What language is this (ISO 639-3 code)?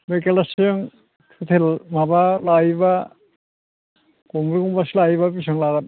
brx